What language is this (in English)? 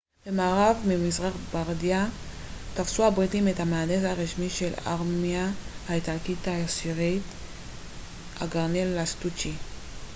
Hebrew